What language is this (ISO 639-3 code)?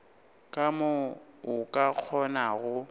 nso